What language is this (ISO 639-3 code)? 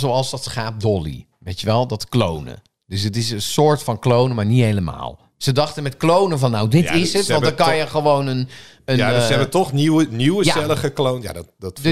nld